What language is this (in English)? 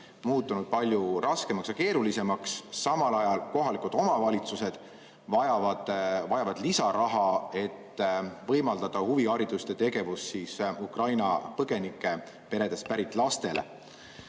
Estonian